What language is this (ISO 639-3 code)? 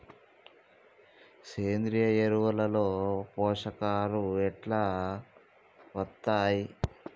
tel